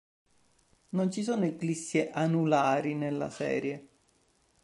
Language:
Italian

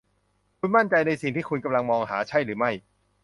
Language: Thai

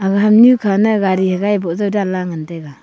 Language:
Wancho Naga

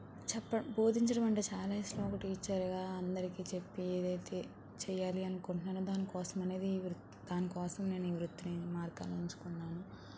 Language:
Telugu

